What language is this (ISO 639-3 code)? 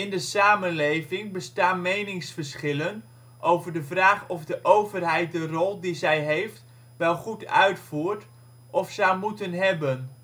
nld